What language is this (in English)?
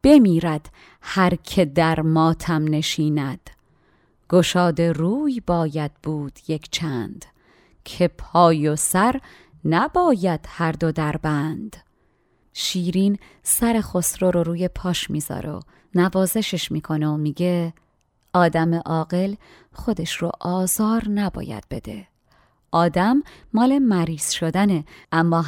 Persian